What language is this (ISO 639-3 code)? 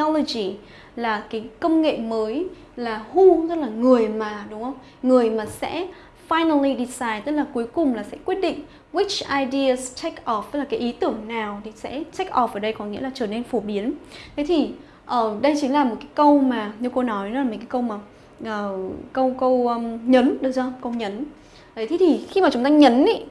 vie